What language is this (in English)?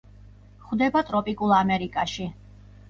Georgian